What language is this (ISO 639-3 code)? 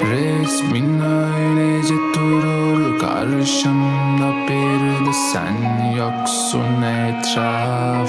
tur